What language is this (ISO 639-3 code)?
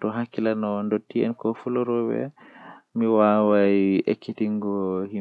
fuh